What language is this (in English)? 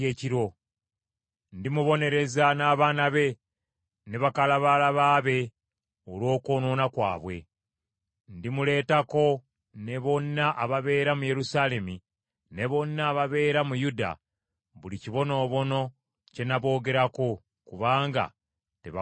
Ganda